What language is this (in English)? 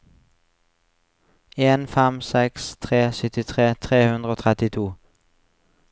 Norwegian